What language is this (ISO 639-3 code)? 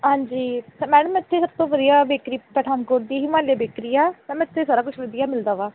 pan